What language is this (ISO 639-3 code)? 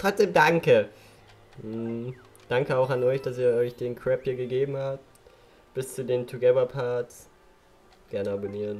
deu